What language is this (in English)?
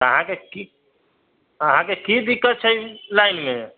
Maithili